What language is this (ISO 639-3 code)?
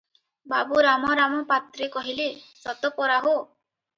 ori